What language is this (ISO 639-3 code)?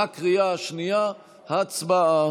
heb